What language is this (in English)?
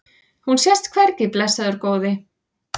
Icelandic